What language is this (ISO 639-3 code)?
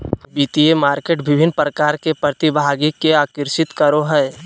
mag